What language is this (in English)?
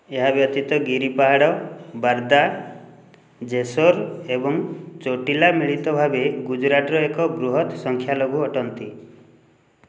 Odia